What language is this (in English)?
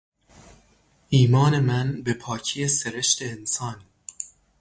Persian